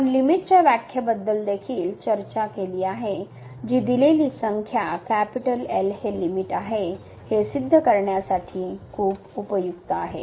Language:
Marathi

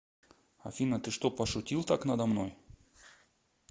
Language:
Russian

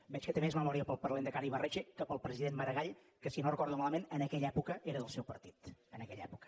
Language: Catalan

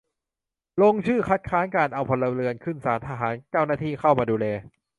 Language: Thai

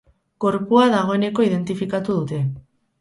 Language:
Basque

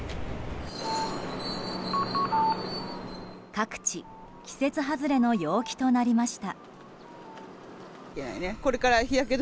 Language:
Japanese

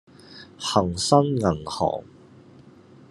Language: Cantonese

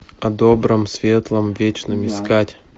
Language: Russian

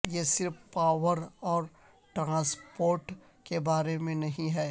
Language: Urdu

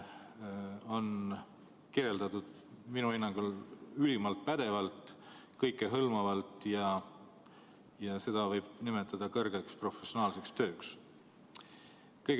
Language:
Estonian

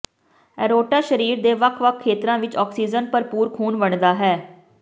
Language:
Punjabi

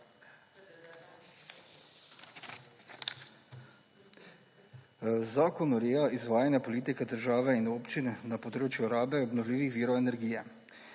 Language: Slovenian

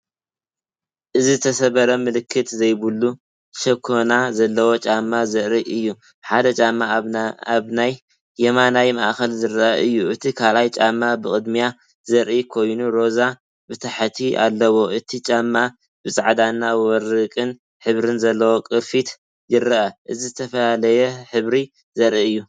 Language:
Tigrinya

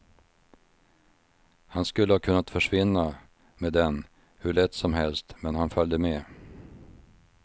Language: Swedish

